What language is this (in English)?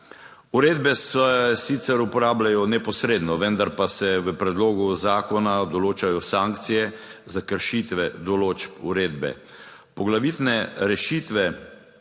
Slovenian